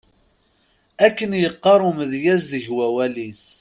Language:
Kabyle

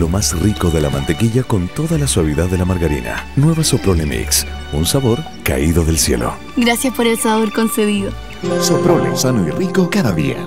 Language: Spanish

